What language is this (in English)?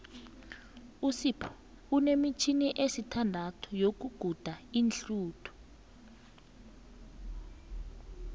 South Ndebele